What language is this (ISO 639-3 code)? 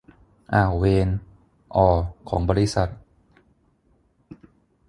tha